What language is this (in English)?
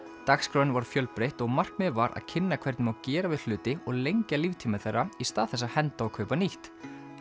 Icelandic